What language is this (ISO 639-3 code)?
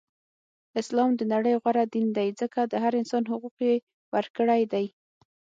pus